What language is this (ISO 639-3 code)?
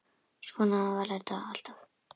isl